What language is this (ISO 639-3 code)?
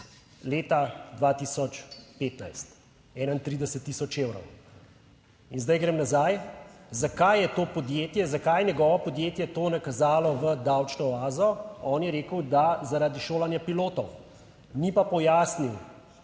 slv